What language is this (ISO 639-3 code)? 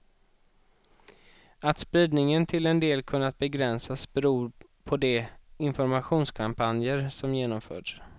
swe